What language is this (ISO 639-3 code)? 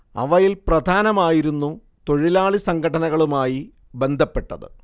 mal